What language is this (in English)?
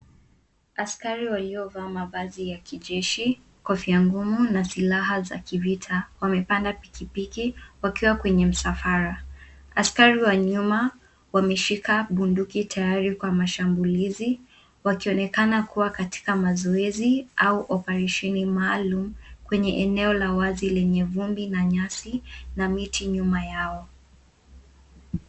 Swahili